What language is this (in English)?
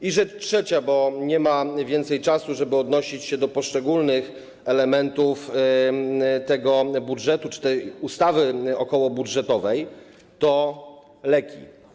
Polish